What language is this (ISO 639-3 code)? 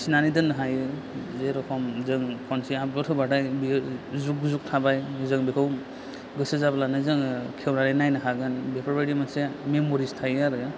brx